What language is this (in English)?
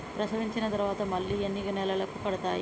Telugu